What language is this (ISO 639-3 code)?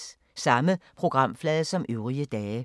dan